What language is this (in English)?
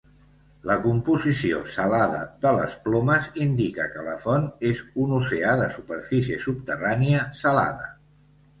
Catalan